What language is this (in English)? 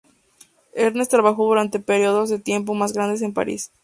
Spanish